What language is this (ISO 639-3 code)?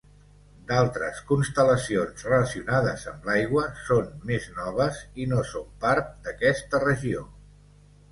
cat